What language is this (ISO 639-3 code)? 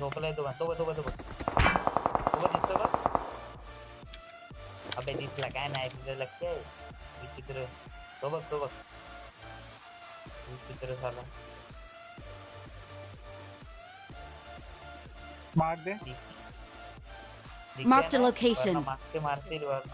eng